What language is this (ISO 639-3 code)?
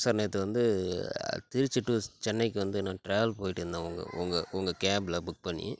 tam